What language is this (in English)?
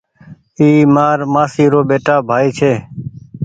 Goaria